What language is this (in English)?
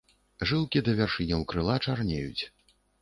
Belarusian